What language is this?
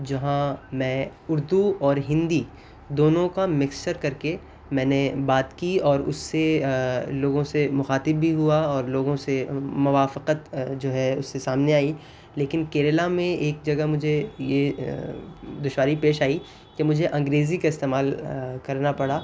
Urdu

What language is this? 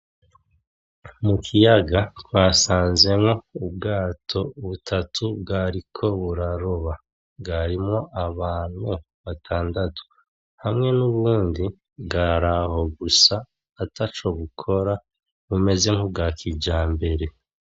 Rundi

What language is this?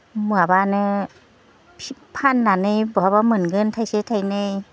Bodo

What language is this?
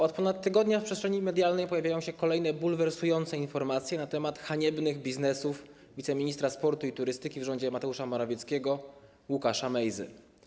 Polish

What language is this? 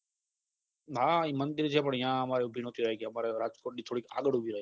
Gujarati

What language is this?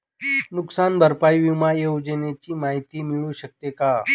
Marathi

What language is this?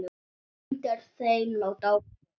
Icelandic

